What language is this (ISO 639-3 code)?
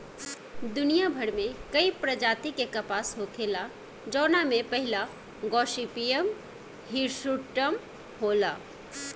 bho